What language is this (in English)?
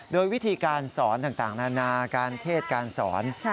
Thai